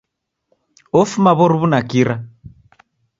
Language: Taita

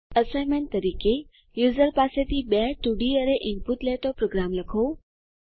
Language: Gujarati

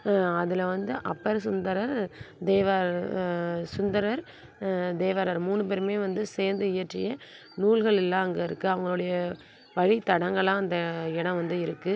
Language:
Tamil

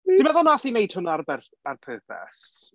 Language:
Welsh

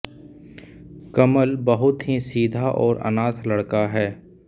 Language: Hindi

